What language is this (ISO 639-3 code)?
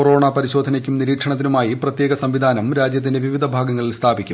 mal